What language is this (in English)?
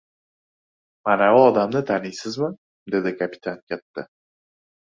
Uzbek